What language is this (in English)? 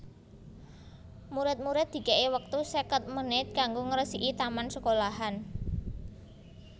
Javanese